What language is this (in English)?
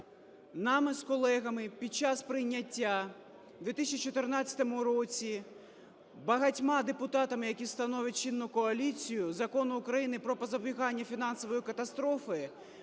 Ukrainian